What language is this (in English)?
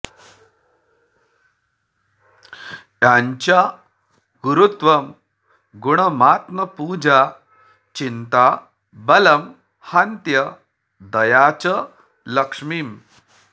Sanskrit